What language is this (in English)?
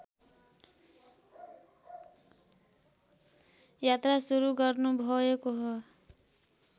Nepali